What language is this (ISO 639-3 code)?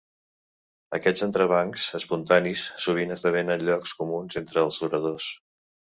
cat